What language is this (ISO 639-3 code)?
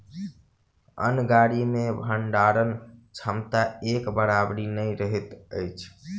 mai